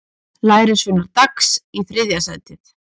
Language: Icelandic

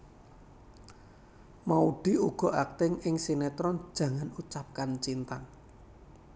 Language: Javanese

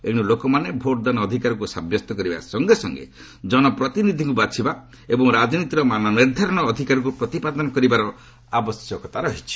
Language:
Odia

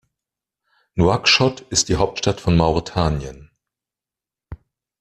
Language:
German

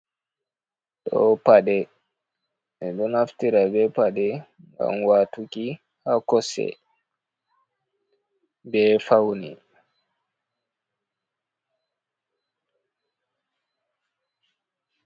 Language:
Fula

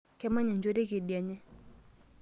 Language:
Masai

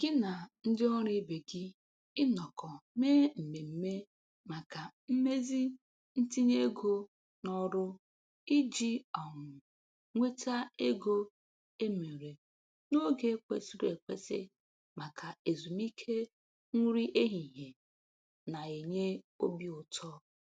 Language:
Igbo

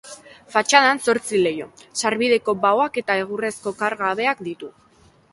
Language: Basque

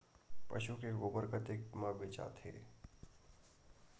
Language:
Chhattisgarhi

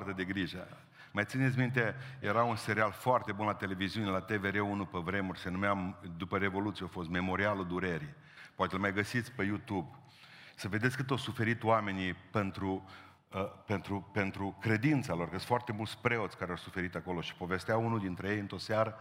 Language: Romanian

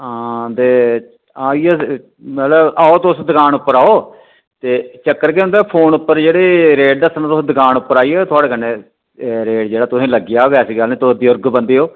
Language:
Dogri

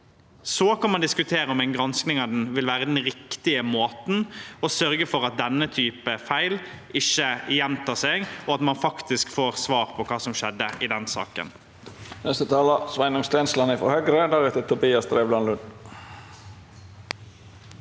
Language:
Norwegian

